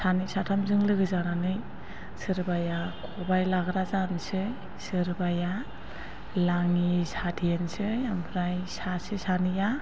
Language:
Bodo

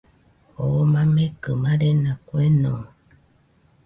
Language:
Nüpode Huitoto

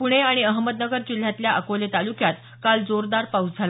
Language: Marathi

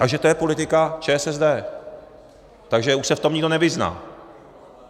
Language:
Czech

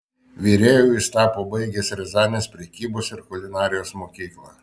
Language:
Lithuanian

